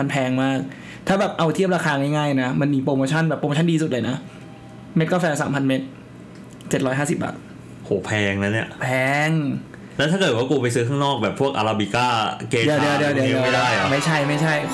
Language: Thai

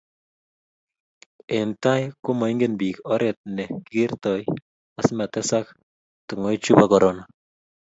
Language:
Kalenjin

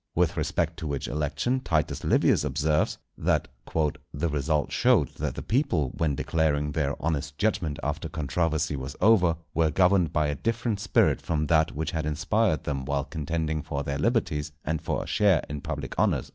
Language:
English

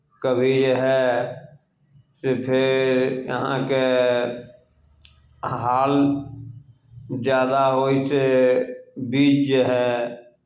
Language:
Maithili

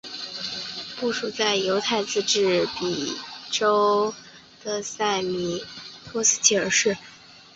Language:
Chinese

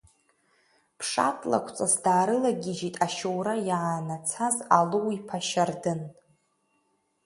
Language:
Abkhazian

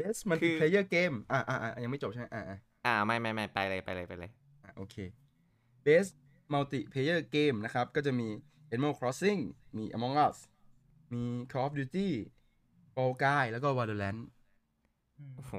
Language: Thai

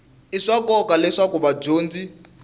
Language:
Tsonga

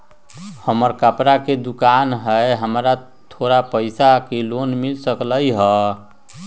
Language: Magahi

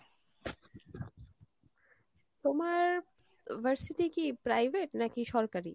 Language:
Bangla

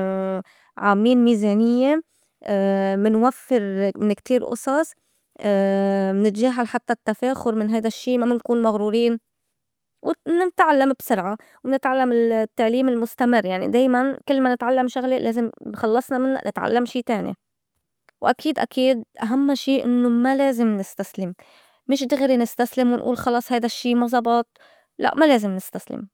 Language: North Levantine Arabic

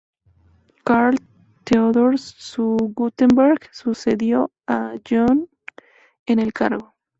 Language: Spanish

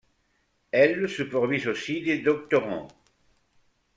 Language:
French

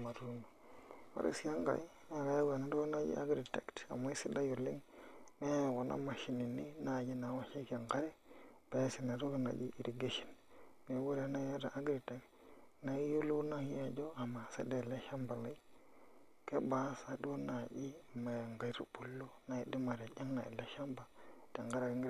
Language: Masai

